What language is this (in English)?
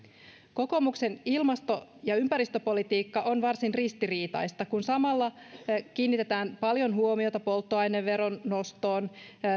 Finnish